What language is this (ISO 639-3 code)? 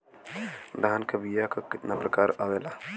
bho